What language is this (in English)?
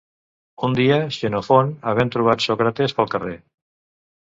Catalan